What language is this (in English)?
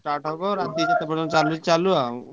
Odia